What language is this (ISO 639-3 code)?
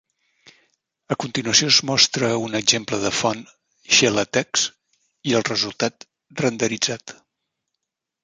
cat